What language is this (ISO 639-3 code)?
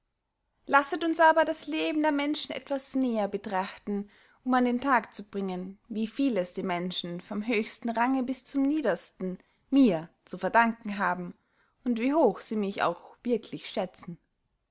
deu